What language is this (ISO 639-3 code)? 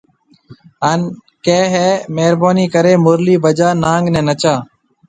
mve